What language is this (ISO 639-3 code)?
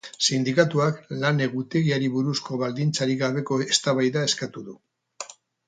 eus